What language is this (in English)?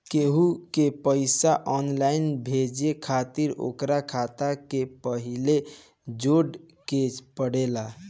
Bhojpuri